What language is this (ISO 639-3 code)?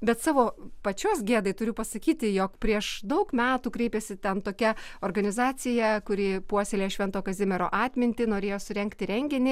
lit